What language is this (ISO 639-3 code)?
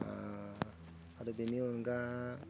brx